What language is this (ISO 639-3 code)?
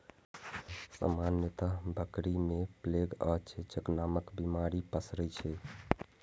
mai